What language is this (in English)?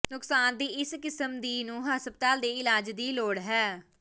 Punjabi